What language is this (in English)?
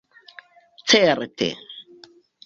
Esperanto